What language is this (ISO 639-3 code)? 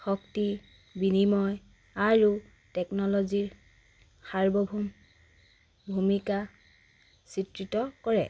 asm